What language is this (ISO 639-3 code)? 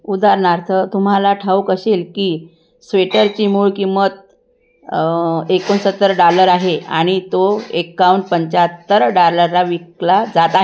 mar